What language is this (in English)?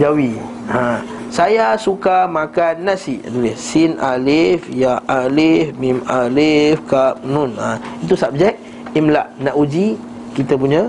Malay